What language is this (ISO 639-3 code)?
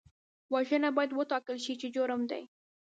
pus